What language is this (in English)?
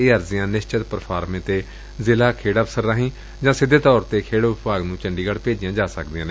Punjabi